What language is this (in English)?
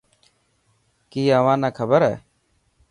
Dhatki